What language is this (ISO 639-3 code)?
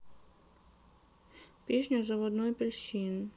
rus